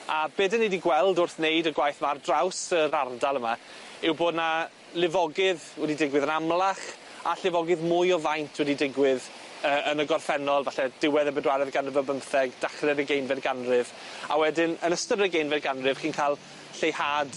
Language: Welsh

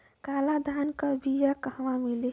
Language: Bhojpuri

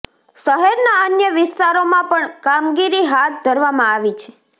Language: Gujarati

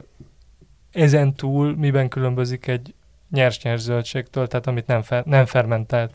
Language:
Hungarian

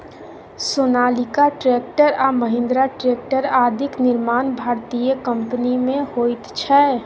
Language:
Maithili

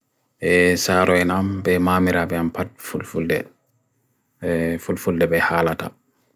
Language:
Bagirmi Fulfulde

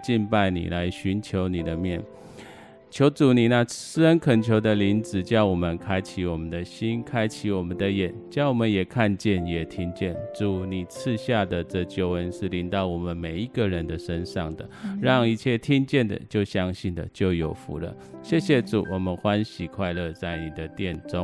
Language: Chinese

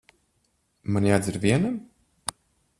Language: Latvian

